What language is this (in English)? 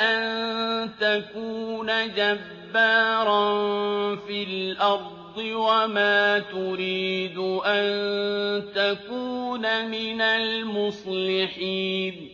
Arabic